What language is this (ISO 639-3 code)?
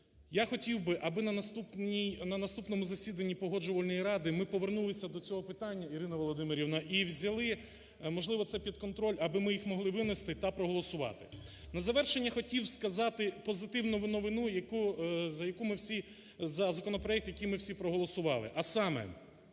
ukr